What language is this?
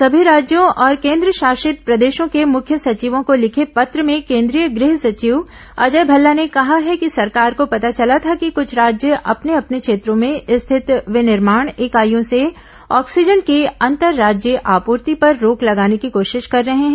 Hindi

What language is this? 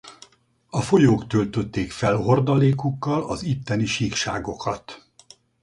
Hungarian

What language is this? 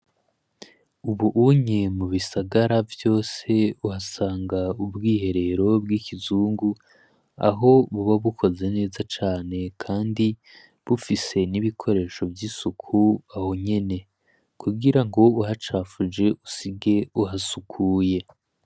Rundi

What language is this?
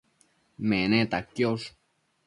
Matsés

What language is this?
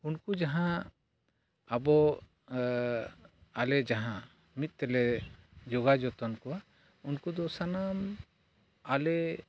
Santali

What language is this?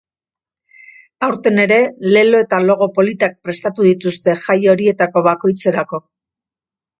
Basque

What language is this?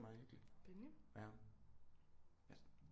Danish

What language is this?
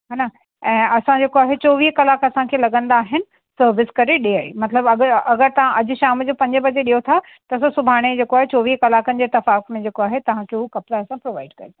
Sindhi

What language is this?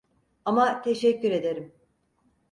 Turkish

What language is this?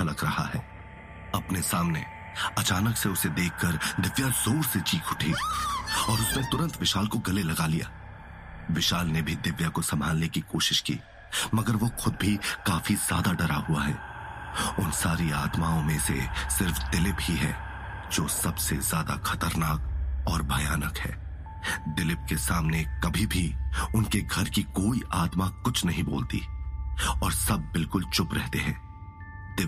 Hindi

